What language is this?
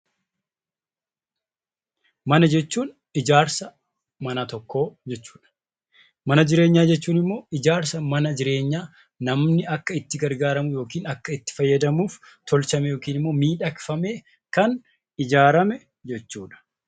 Oromo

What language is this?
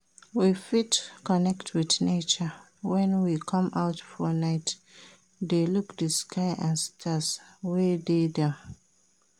Nigerian Pidgin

